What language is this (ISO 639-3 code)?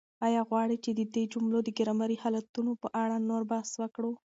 pus